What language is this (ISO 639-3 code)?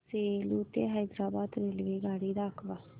mar